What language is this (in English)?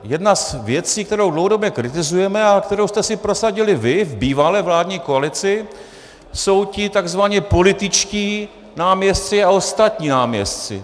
Czech